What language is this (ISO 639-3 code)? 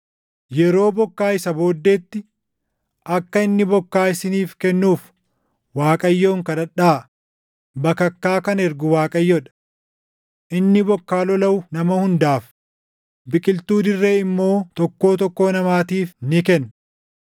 orm